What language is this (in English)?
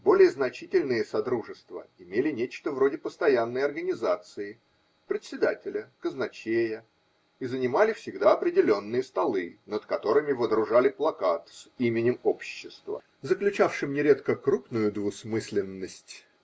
Russian